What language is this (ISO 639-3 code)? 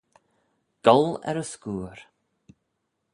glv